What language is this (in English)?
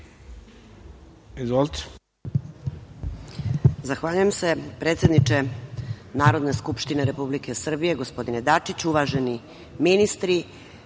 Serbian